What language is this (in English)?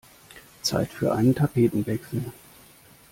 German